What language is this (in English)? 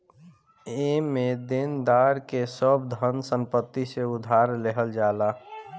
Bhojpuri